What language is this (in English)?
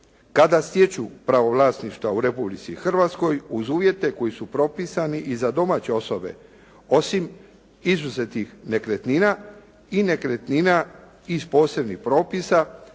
Croatian